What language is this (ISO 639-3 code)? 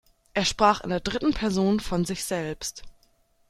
deu